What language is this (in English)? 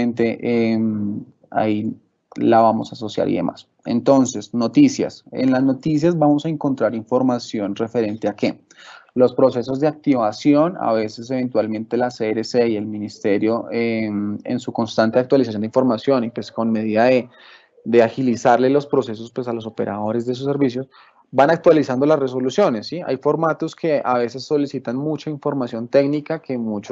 Spanish